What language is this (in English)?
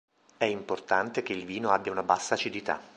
Italian